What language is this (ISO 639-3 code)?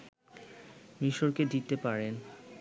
ben